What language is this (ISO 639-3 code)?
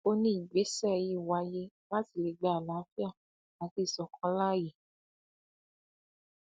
yor